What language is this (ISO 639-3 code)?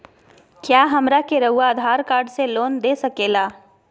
mag